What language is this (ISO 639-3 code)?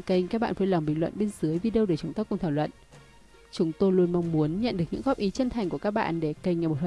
vie